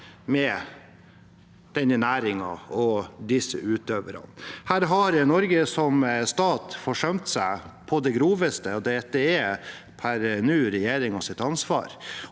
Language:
Norwegian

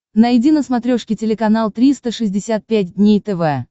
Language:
Russian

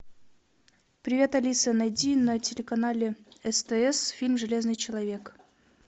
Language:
Russian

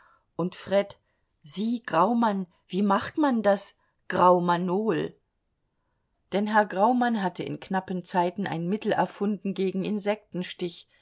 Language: German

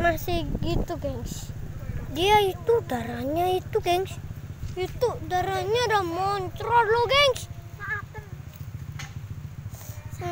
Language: Indonesian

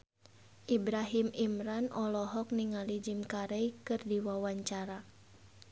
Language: Sundanese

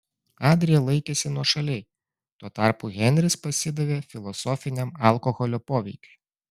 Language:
Lithuanian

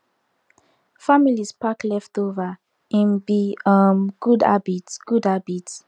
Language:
Nigerian Pidgin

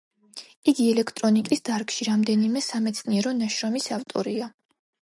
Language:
Georgian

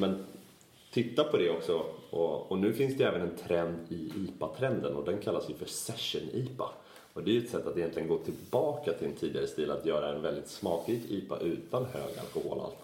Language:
Swedish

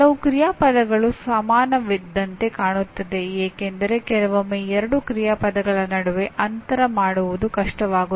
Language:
Kannada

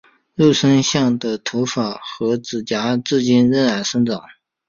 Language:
Chinese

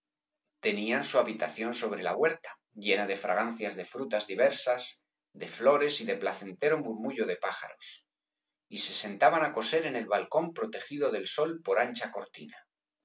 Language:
Spanish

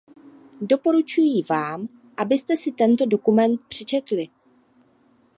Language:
Czech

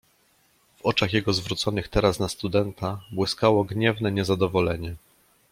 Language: Polish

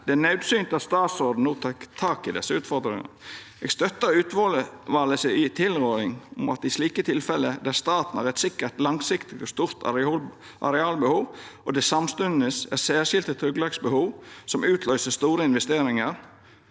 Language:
Norwegian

